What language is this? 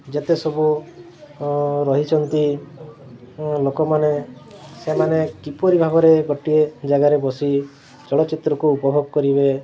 Odia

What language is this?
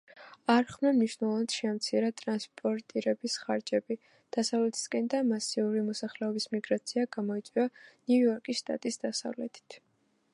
Georgian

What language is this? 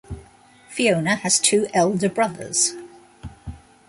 English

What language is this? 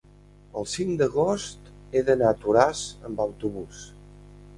Catalan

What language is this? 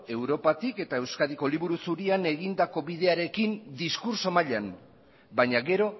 Basque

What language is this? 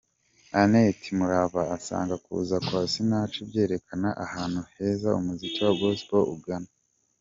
Kinyarwanda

